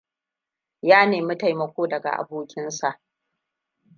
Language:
Hausa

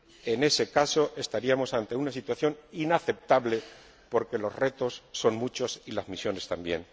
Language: Spanish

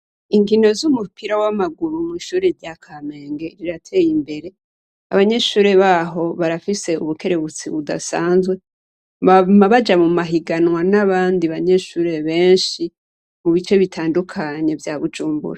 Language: Rundi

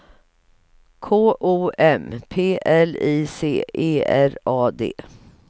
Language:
Swedish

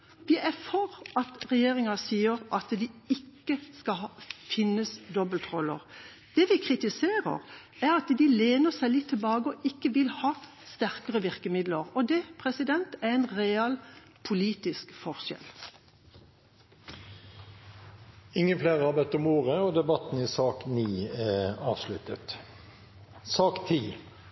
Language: Norwegian Bokmål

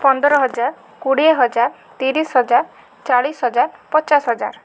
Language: Odia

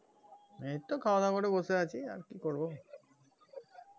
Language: Bangla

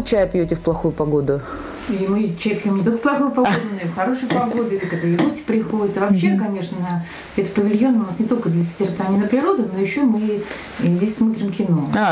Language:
Russian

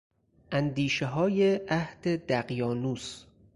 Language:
Persian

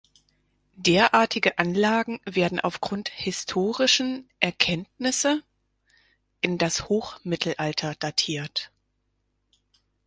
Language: German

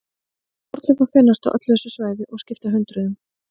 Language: Icelandic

